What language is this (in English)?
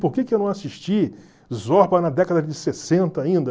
Portuguese